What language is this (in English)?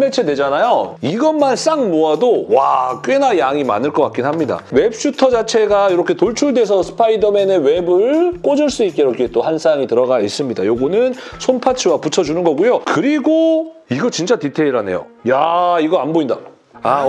Korean